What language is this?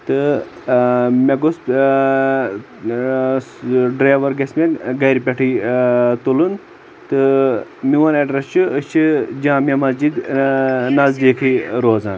Kashmiri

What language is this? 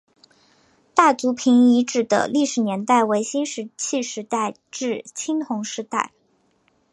Chinese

